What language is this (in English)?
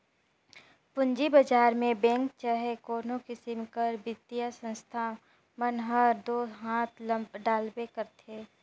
Chhattisgarhi